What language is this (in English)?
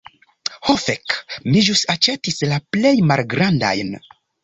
Esperanto